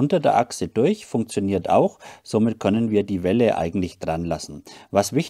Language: German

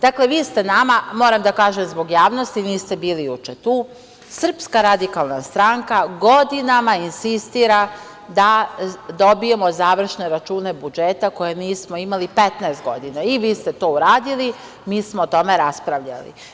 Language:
Serbian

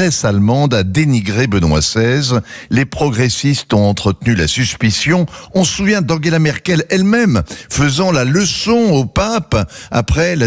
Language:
French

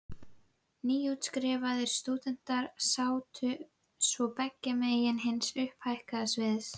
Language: Icelandic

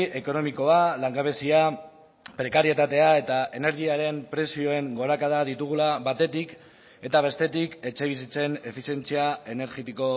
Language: Basque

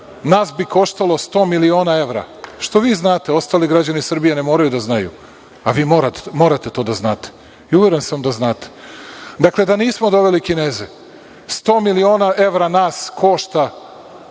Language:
Serbian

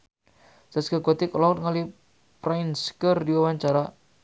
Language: Sundanese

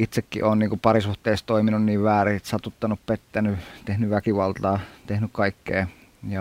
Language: Finnish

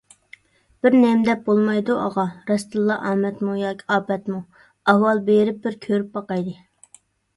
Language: Uyghur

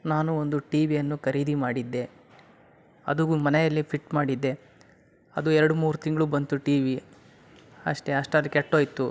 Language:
Kannada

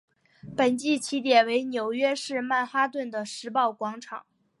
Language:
Chinese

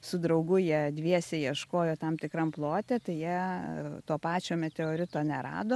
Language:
Lithuanian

